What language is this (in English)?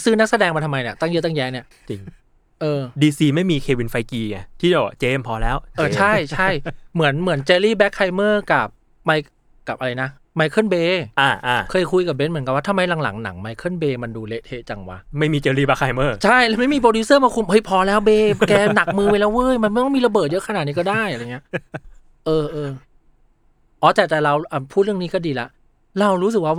Thai